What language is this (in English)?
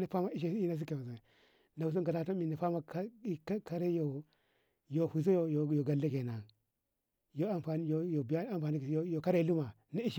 Ngamo